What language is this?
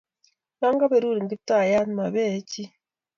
Kalenjin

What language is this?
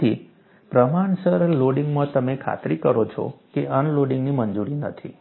Gujarati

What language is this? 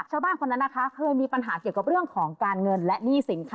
Thai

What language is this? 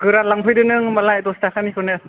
Bodo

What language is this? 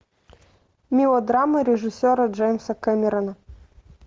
Russian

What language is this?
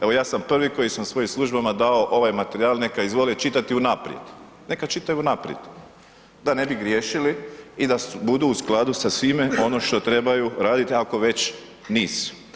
Croatian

